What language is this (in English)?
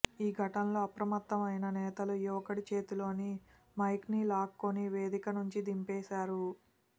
Telugu